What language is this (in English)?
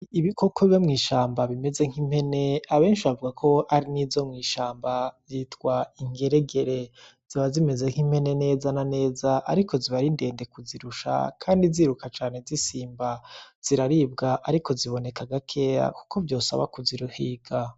Rundi